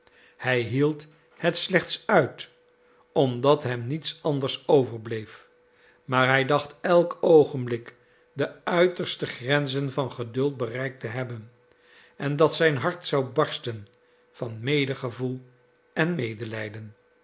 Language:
Dutch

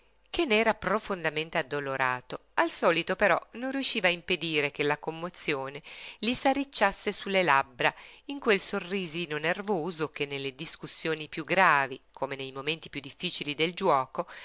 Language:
Italian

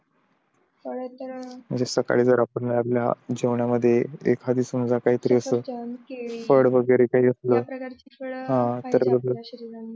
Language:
Marathi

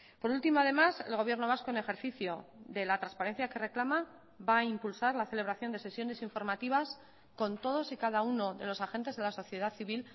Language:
Spanish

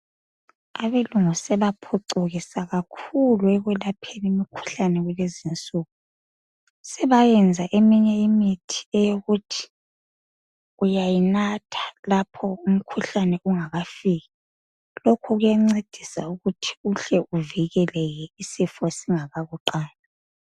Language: North Ndebele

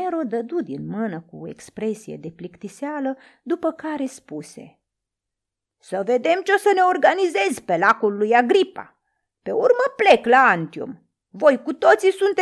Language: Romanian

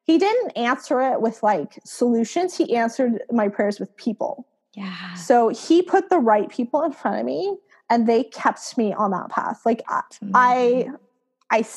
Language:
English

